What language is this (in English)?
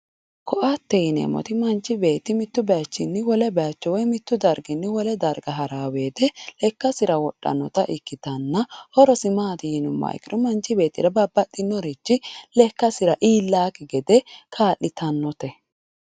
Sidamo